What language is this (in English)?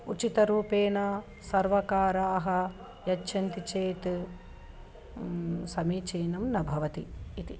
Sanskrit